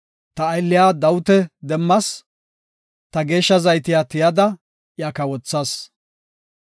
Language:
Gofa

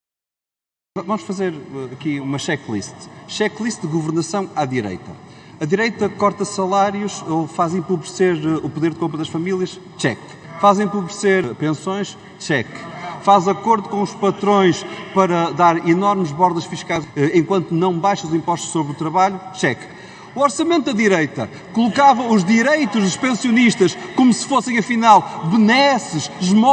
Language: Portuguese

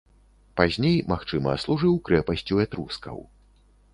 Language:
Belarusian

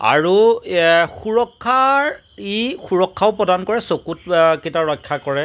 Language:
Assamese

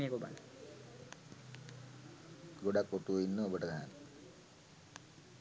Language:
Sinhala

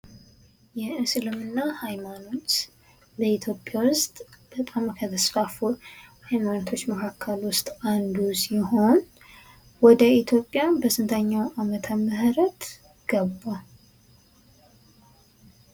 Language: Amharic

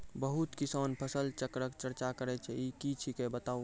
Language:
Maithili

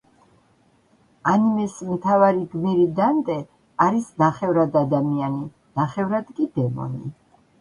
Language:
Georgian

